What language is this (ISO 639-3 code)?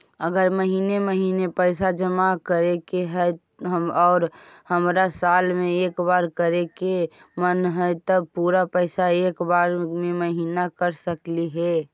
mag